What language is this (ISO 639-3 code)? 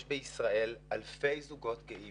heb